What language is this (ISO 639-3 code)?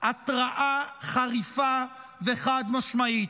heb